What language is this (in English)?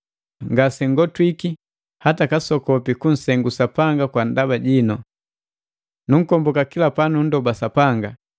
Matengo